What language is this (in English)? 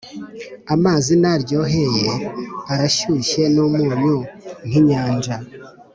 Kinyarwanda